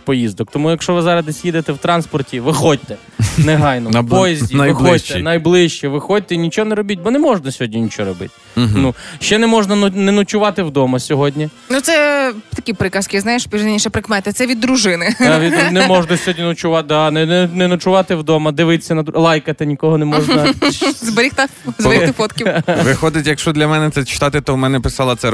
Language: Ukrainian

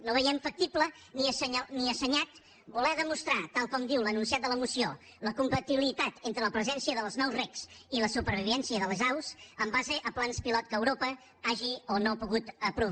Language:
Catalan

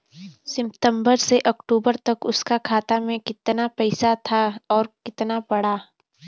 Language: Bhojpuri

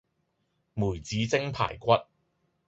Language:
Cantonese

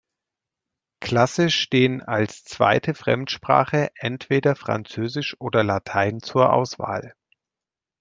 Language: German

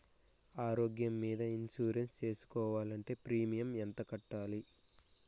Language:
Telugu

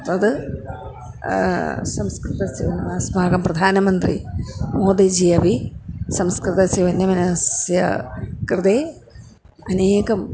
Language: Sanskrit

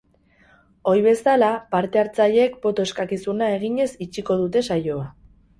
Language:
Basque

